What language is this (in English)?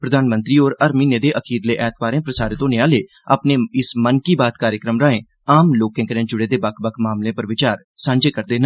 Dogri